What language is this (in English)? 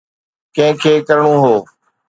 Sindhi